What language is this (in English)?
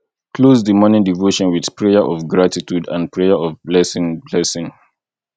Nigerian Pidgin